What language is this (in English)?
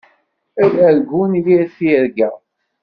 Kabyle